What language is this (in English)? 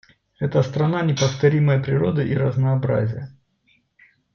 Russian